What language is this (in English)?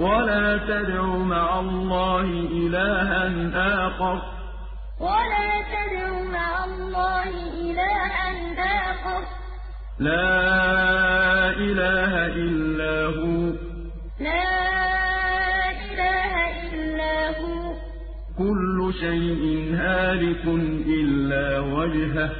Arabic